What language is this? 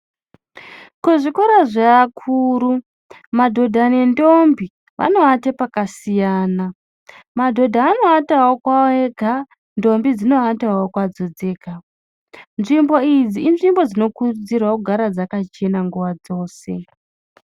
Ndau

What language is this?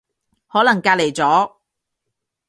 Cantonese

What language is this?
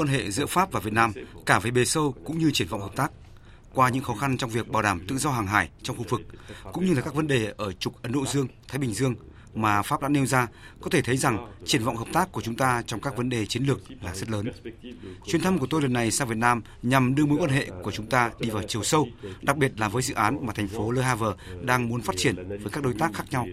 Vietnamese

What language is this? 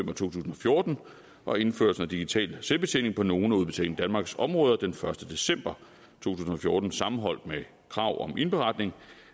Danish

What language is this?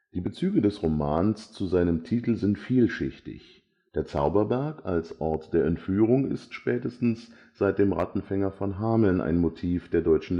German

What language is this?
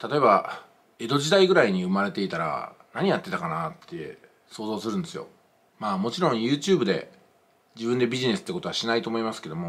Japanese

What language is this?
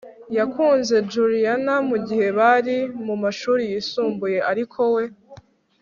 Kinyarwanda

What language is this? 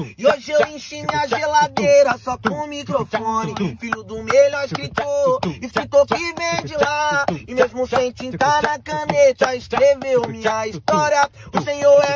Romanian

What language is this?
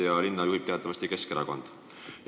Estonian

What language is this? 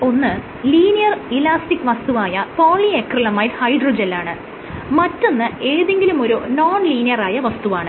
Malayalam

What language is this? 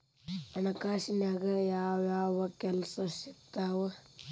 Kannada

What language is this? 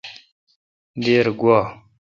Kalkoti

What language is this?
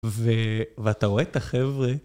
Hebrew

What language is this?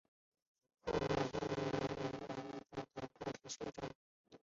Chinese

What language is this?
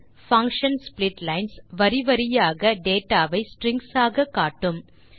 Tamil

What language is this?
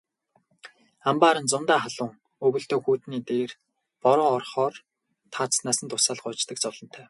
Mongolian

